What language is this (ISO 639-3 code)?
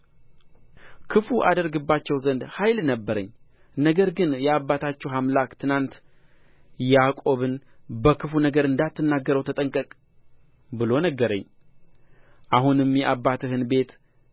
amh